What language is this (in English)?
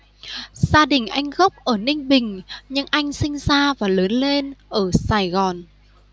Vietnamese